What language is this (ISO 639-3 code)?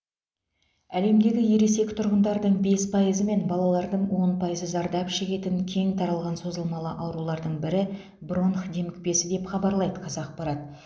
kaz